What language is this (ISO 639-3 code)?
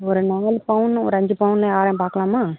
tam